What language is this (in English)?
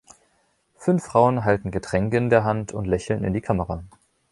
German